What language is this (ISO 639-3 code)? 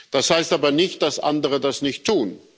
deu